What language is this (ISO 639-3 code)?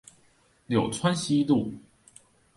zho